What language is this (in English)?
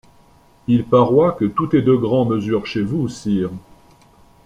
French